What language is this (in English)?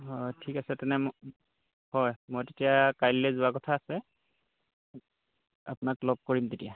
Assamese